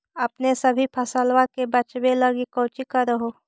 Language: Magahi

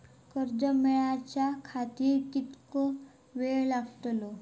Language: Marathi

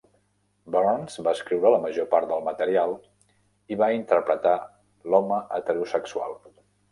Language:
Catalan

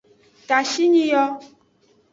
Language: Aja (Benin)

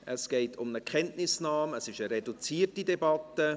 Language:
Swiss German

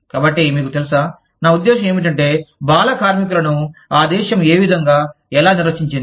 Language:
Telugu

